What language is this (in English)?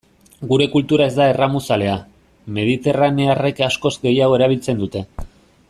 Basque